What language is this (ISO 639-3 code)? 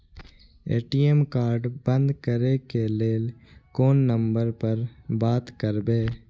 mai